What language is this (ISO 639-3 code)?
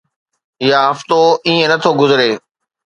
snd